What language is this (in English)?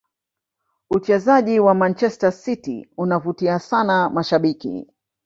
Swahili